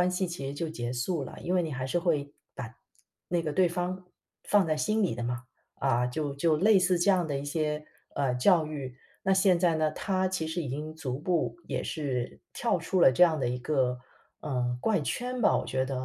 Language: Chinese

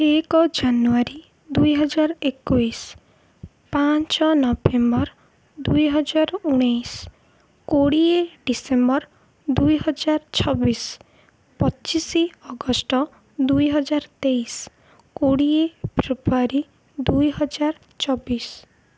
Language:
Odia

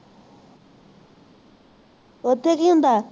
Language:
Punjabi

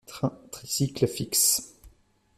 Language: French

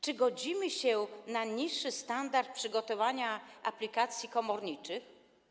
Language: Polish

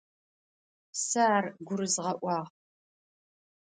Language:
Adyghe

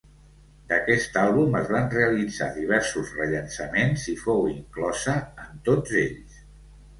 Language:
Catalan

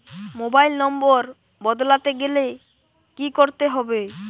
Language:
Bangla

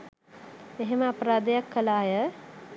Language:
Sinhala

